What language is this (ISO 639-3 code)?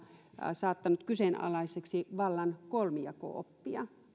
fin